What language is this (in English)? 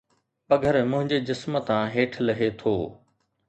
Sindhi